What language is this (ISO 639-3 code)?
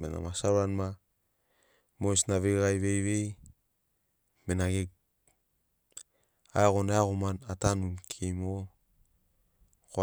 snc